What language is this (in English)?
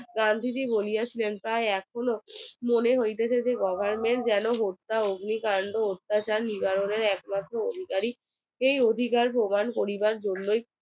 Bangla